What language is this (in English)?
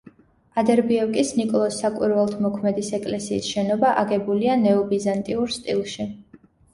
Georgian